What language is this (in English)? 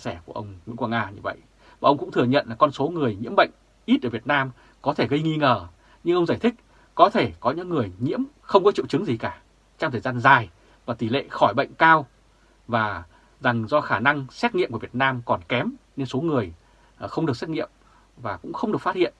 Vietnamese